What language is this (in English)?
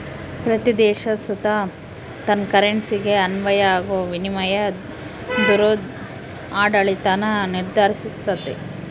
Kannada